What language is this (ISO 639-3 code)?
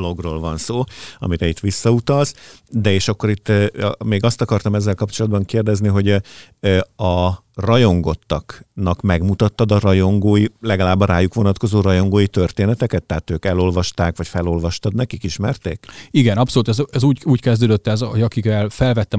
hun